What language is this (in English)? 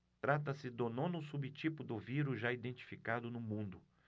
Portuguese